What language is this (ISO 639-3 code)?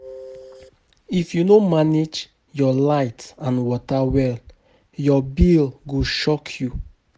pcm